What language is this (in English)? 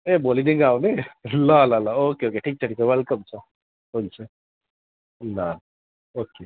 Nepali